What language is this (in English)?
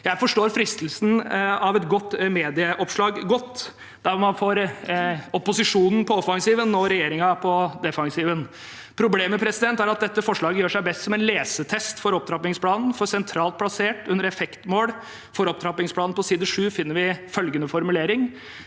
Norwegian